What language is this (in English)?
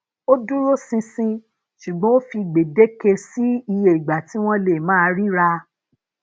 Yoruba